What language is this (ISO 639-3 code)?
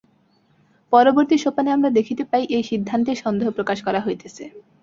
ben